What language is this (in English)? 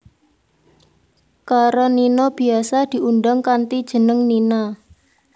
Javanese